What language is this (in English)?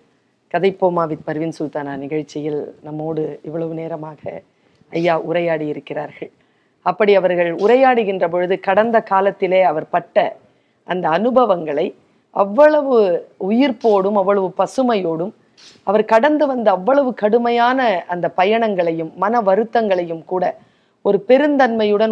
Tamil